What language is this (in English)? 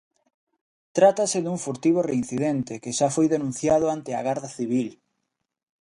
Galician